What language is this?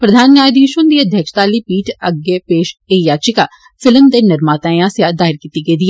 Dogri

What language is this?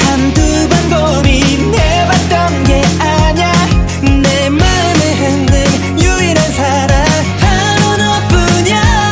Korean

